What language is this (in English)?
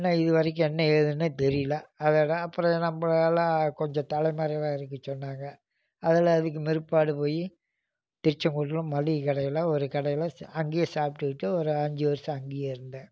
Tamil